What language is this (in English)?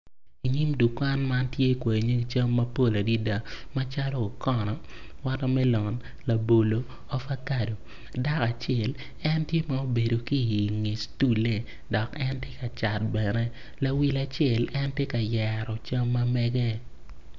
Acoli